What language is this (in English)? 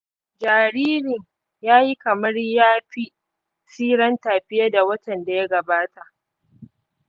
Hausa